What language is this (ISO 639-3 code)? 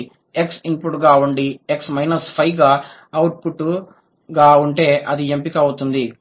tel